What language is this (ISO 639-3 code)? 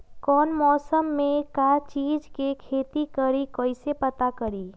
mag